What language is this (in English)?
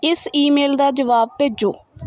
Punjabi